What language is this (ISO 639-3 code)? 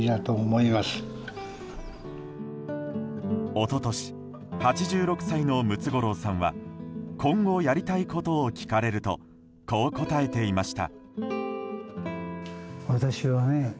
jpn